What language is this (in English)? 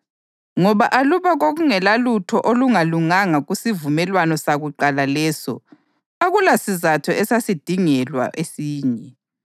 North Ndebele